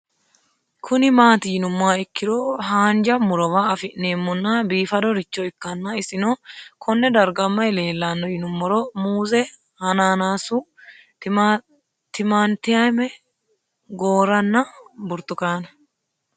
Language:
Sidamo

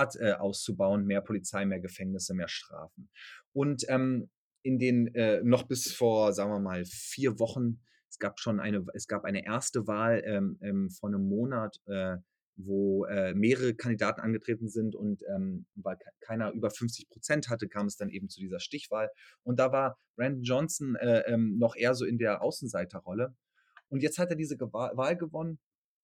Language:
German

